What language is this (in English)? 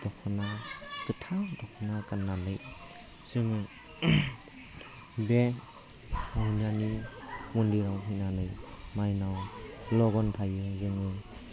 Bodo